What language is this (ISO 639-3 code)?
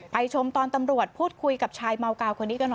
tha